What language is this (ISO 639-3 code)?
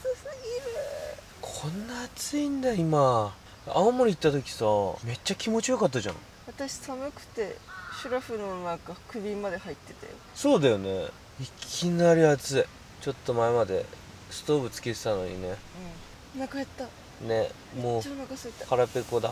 jpn